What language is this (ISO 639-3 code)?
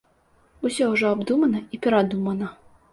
bel